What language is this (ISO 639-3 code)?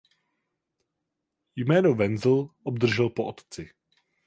ces